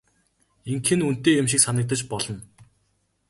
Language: Mongolian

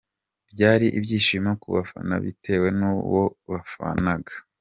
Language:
Kinyarwanda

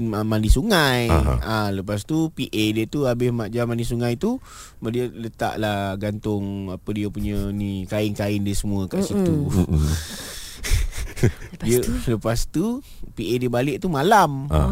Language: Malay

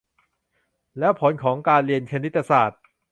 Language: Thai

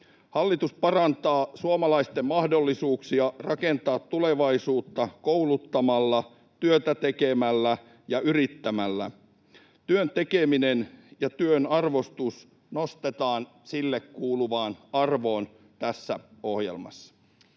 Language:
Finnish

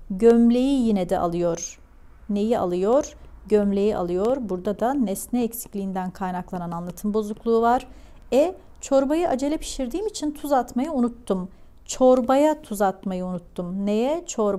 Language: Turkish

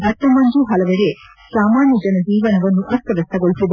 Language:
Kannada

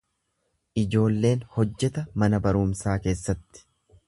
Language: Oromo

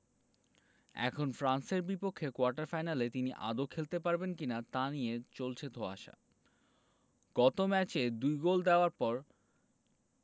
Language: Bangla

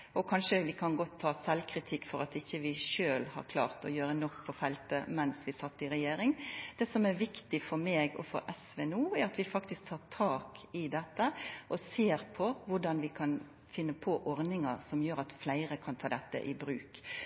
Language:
Norwegian Nynorsk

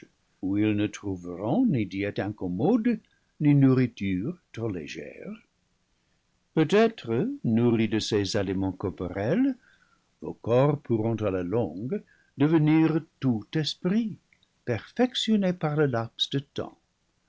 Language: French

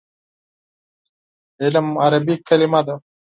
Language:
Pashto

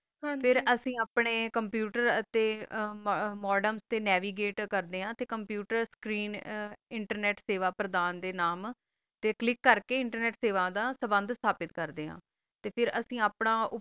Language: Punjabi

